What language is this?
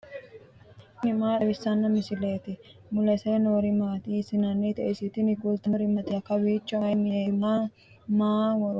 Sidamo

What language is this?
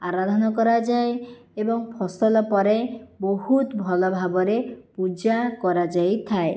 Odia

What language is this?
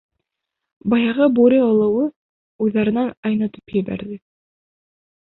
Bashkir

